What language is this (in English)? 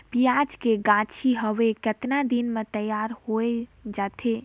Chhattisgarhi